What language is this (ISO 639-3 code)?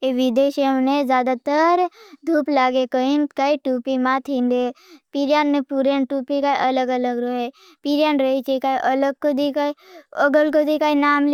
bhb